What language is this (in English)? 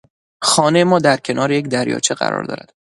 Persian